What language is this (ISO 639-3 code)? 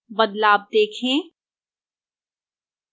hin